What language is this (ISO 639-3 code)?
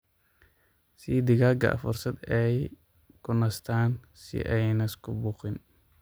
som